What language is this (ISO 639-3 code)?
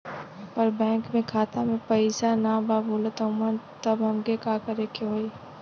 bho